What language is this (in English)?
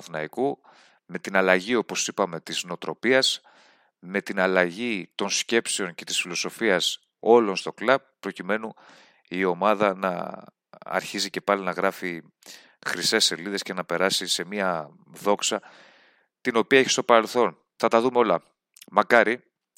Greek